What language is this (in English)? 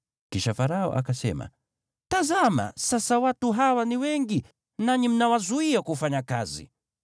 Swahili